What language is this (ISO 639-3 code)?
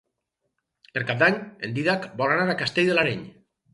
cat